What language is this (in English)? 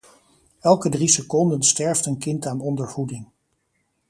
Dutch